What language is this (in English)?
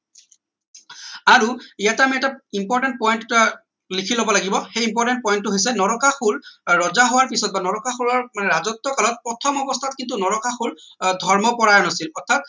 Assamese